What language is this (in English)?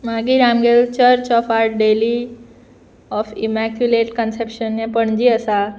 Konkani